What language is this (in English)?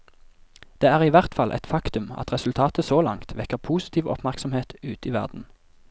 Norwegian